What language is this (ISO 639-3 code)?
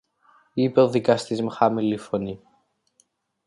ell